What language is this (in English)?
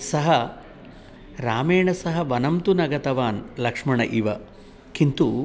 Sanskrit